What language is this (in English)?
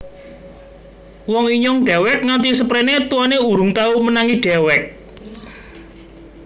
Javanese